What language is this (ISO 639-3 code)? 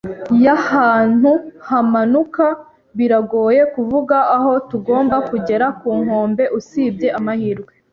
kin